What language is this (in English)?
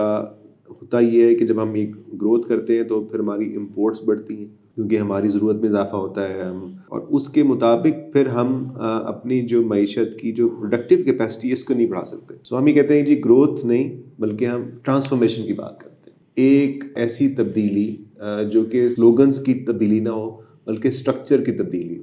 Urdu